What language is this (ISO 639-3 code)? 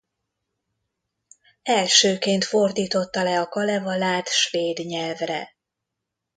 hun